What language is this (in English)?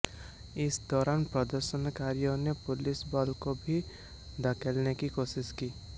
Hindi